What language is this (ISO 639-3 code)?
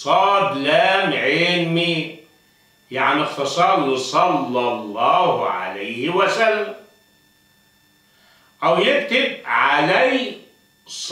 ara